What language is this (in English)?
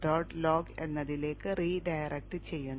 Malayalam